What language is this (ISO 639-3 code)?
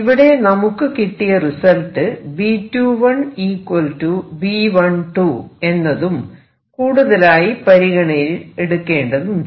mal